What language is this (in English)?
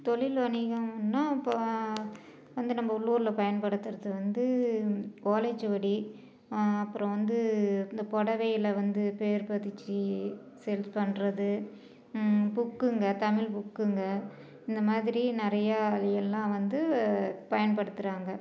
Tamil